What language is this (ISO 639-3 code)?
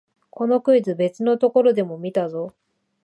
jpn